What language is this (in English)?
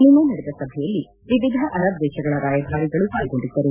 Kannada